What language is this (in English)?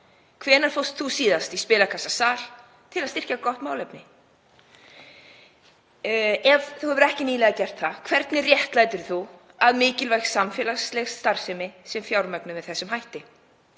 Icelandic